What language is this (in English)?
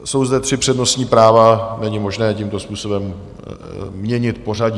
Czech